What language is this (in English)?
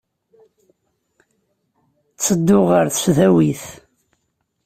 Kabyle